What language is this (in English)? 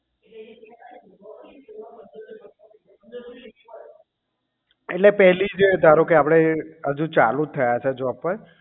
Gujarati